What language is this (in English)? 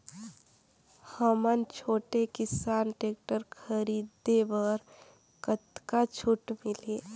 Chhattisgarhi